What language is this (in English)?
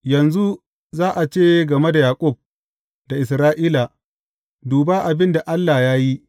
Hausa